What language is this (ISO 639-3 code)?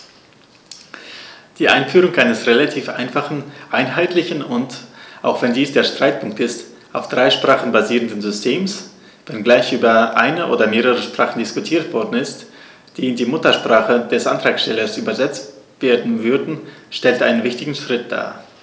deu